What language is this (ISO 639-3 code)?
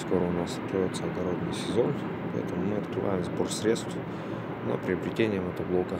rus